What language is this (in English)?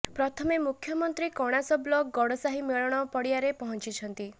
Odia